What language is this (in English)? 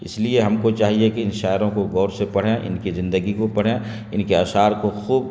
Urdu